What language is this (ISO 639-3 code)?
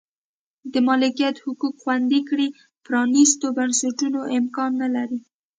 pus